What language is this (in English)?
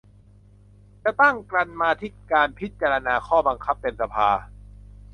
Thai